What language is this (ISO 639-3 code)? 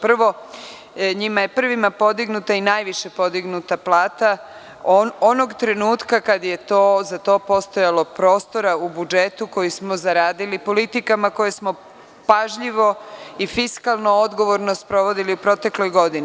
srp